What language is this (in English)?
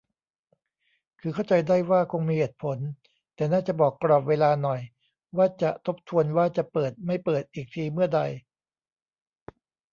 Thai